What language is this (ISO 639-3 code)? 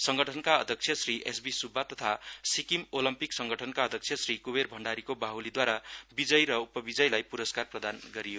nep